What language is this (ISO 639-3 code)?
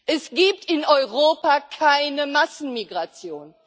deu